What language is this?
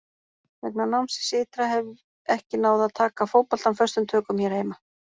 Icelandic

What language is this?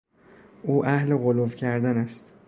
Persian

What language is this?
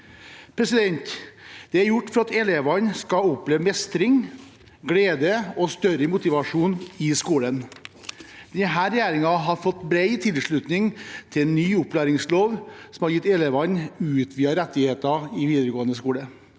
Norwegian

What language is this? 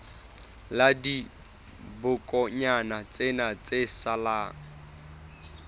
Southern Sotho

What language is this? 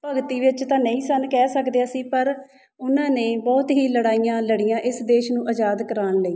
Punjabi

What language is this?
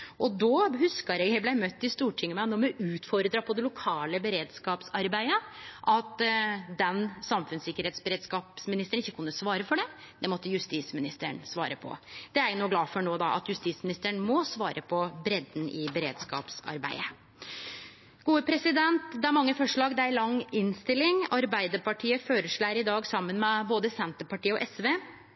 Norwegian Nynorsk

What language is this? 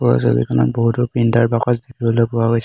Assamese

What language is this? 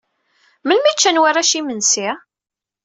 Kabyle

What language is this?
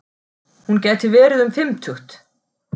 Icelandic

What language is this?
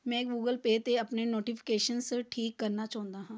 Punjabi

